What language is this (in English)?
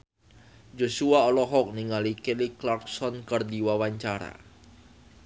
Sundanese